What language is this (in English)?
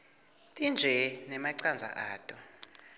Swati